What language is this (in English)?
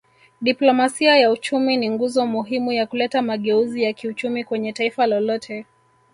Swahili